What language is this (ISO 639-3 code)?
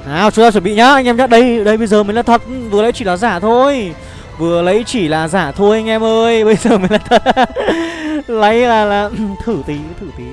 vie